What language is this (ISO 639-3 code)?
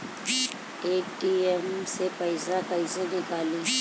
bho